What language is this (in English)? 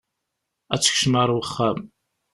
Kabyle